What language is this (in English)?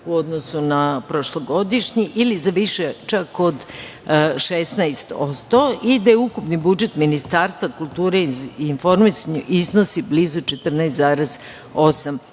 Serbian